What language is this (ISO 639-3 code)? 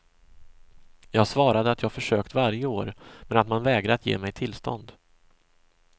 swe